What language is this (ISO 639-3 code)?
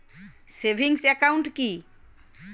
ben